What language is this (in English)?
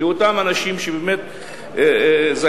Hebrew